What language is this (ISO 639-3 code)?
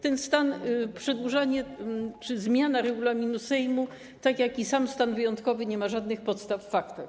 pol